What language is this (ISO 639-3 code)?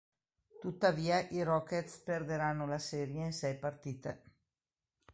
ita